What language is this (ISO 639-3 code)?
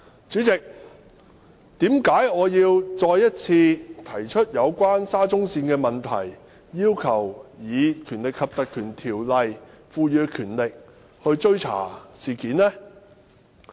yue